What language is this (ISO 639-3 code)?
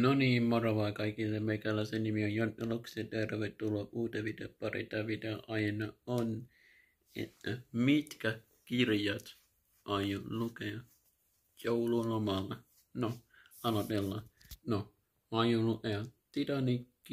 fin